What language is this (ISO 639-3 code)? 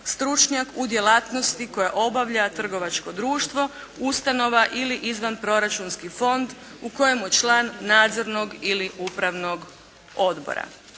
hrv